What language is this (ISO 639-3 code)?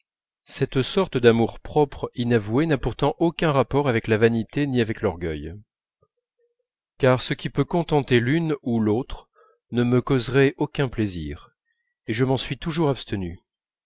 fra